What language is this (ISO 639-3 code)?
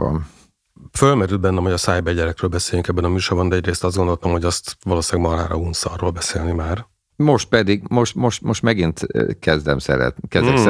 hun